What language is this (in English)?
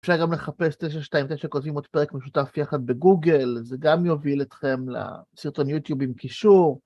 Hebrew